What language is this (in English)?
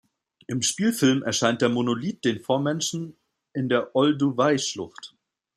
German